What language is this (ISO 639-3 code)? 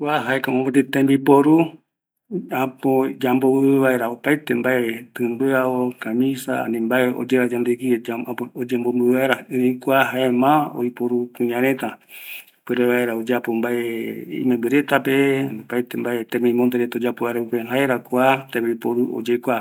gui